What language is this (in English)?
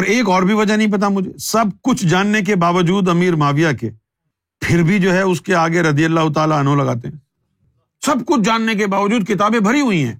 Urdu